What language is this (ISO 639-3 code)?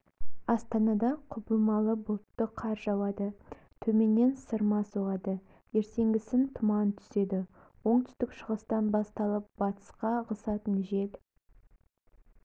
kaz